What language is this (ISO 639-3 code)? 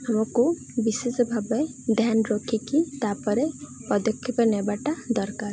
ori